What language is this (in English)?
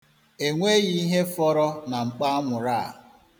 Igbo